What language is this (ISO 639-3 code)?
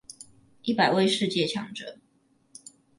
zho